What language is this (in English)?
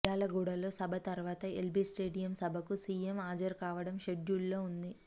Telugu